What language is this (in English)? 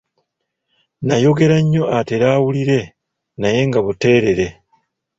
Ganda